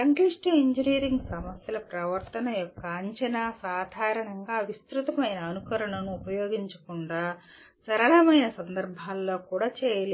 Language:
Telugu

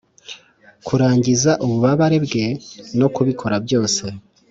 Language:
Kinyarwanda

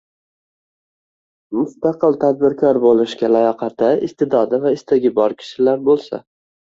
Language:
Uzbek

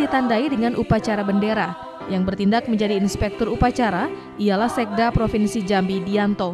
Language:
Indonesian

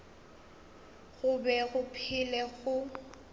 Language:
Northern Sotho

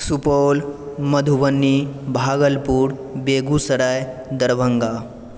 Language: Maithili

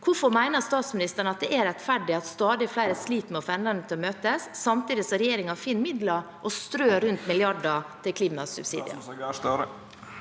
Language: Norwegian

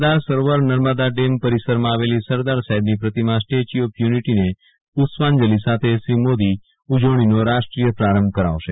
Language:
Gujarati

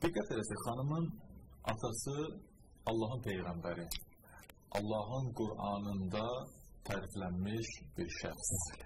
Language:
Turkish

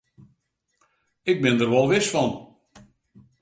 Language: Western Frisian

